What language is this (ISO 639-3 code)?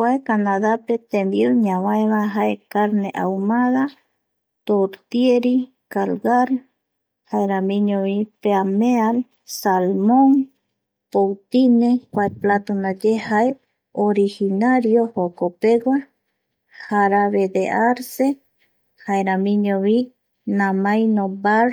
gui